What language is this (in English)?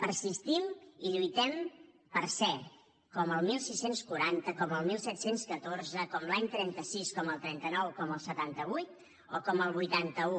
Catalan